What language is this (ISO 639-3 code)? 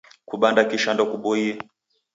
dav